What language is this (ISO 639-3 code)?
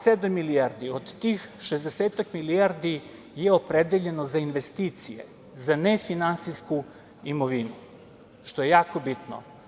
srp